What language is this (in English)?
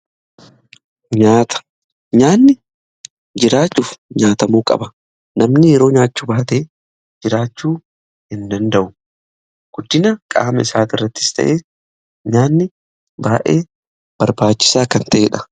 Oromo